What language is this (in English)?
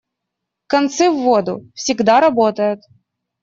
Russian